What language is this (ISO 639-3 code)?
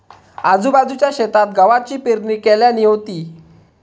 mar